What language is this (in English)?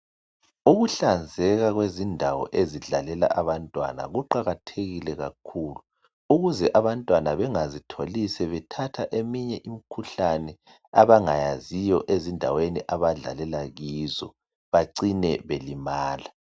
North Ndebele